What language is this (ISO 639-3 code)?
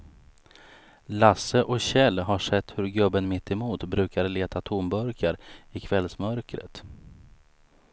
swe